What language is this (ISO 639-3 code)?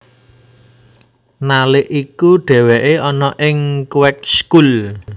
jav